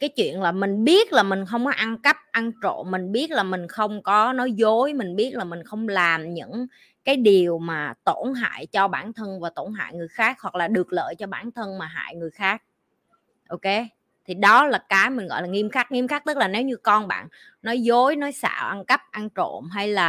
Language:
Vietnamese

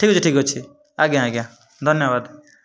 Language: Odia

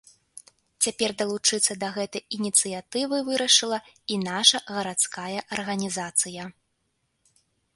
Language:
Belarusian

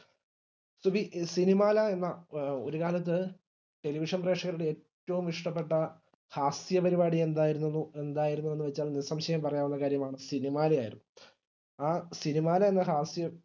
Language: Malayalam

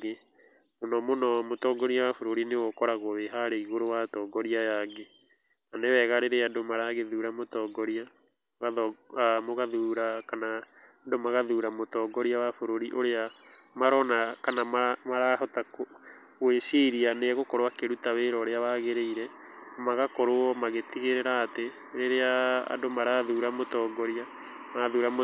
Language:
Kikuyu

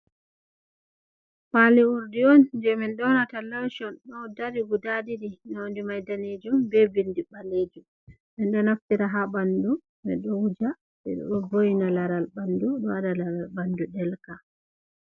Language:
Fula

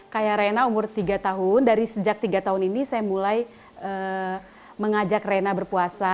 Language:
Indonesian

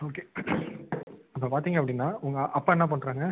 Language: Tamil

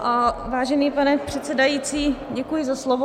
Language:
Czech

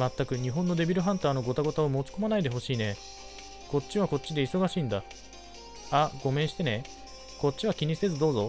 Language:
Japanese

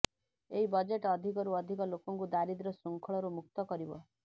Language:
Odia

